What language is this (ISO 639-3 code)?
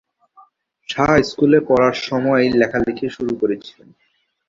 ben